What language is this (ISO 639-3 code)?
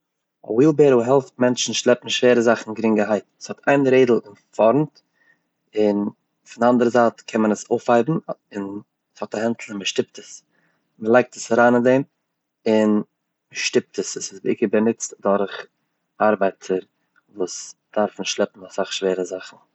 yid